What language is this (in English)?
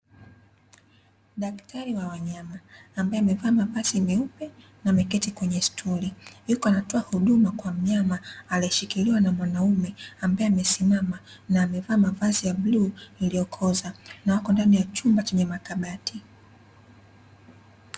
Swahili